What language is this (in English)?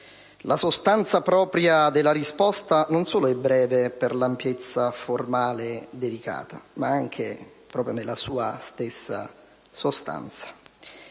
Italian